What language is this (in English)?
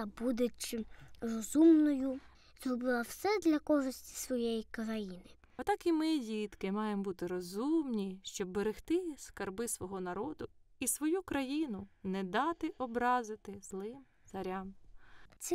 Ukrainian